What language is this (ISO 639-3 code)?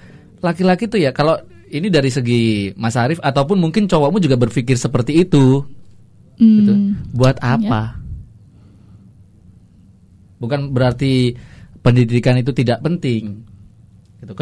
ind